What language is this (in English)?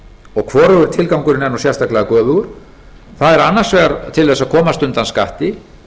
Icelandic